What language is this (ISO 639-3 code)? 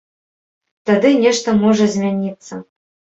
bel